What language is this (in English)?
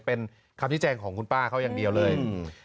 Thai